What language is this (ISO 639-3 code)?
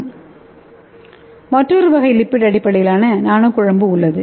tam